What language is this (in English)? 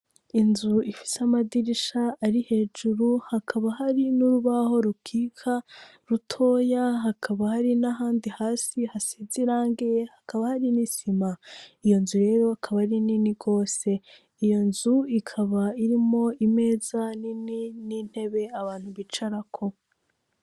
Rundi